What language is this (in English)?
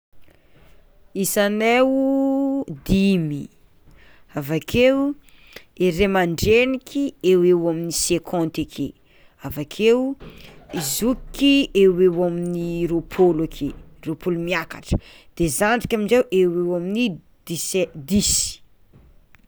Tsimihety Malagasy